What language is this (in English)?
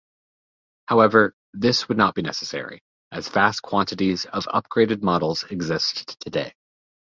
English